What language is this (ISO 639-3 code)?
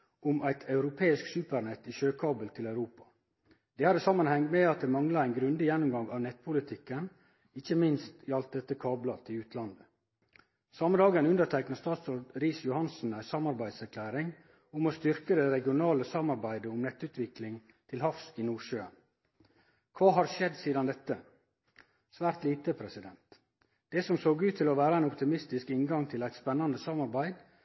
nno